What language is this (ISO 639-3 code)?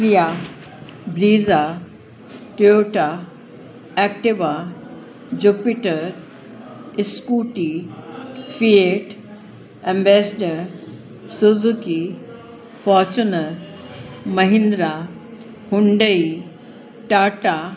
snd